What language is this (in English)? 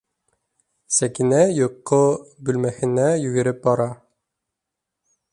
Bashkir